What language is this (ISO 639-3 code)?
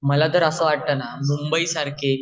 mar